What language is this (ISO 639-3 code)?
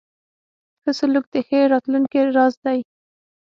pus